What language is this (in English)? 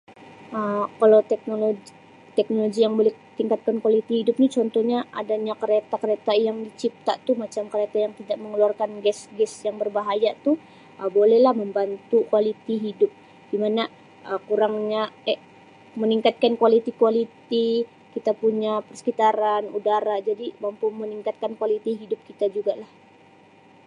Sabah Malay